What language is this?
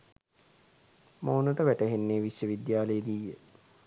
Sinhala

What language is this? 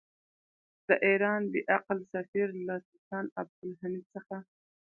Pashto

